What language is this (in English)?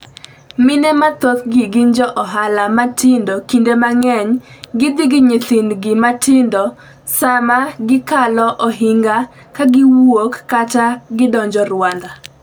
Luo (Kenya and Tanzania)